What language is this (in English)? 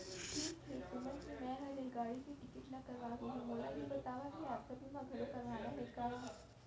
Chhattisgarhi